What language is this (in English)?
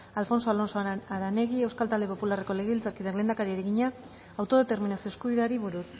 Basque